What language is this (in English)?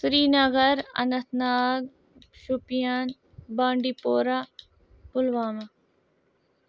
Kashmiri